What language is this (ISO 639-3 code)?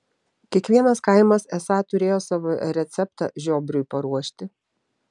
lit